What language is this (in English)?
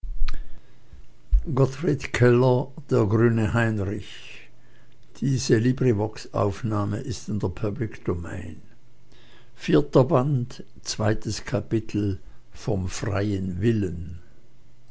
German